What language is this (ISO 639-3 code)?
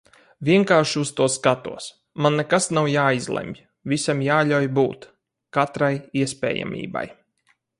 lav